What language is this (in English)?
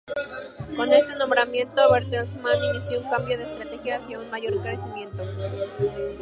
Spanish